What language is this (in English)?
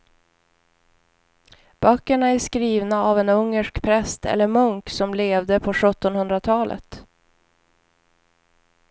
Swedish